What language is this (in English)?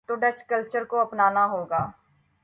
Urdu